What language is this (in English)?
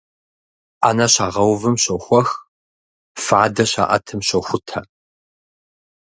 Kabardian